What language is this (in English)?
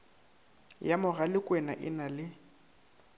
Northern Sotho